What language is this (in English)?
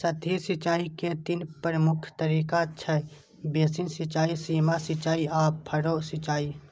Maithili